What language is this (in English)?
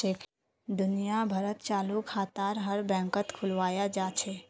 Magahi